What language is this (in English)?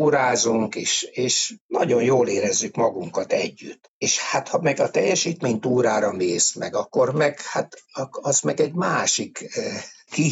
Hungarian